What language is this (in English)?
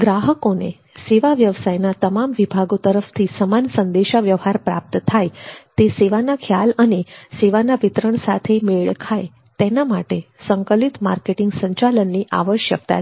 Gujarati